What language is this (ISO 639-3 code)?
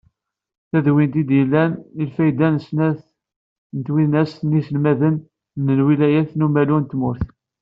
kab